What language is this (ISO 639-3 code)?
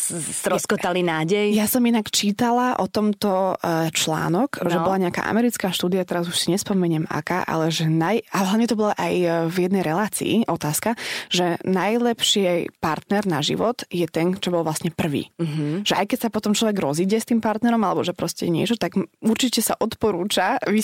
slk